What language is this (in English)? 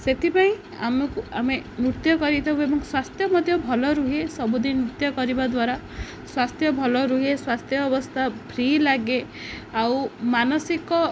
Odia